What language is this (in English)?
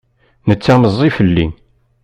Kabyle